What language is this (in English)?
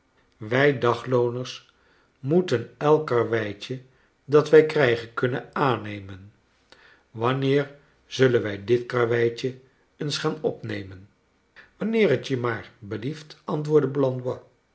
Dutch